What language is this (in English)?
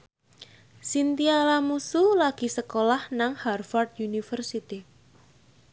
Javanese